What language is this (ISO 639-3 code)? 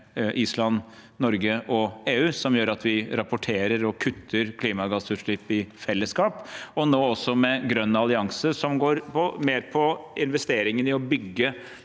nor